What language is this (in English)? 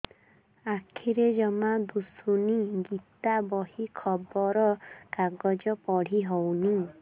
Odia